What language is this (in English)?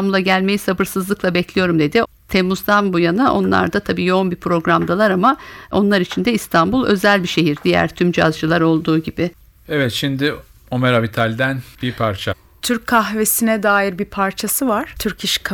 Turkish